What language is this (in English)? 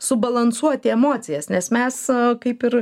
Lithuanian